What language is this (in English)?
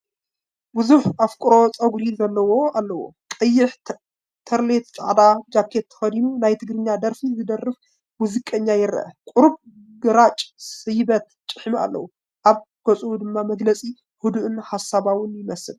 Tigrinya